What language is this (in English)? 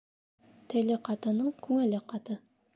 Bashkir